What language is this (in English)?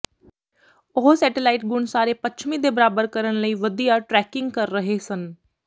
Punjabi